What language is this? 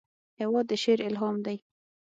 Pashto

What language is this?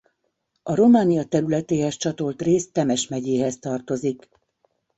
Hungarian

